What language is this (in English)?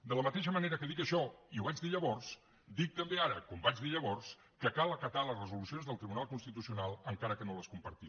Catalan